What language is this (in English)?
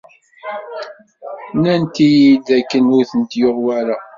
Kabyle